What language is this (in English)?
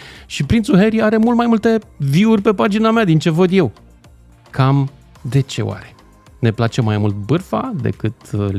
Romanian